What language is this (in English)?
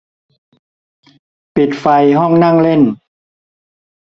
Thai